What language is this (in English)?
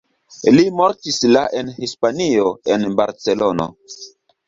Esperanto